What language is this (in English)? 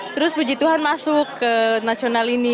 Indonesian